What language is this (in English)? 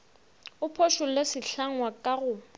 Northern Sotho